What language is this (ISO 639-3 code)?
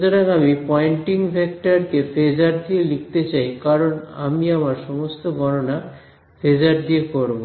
ben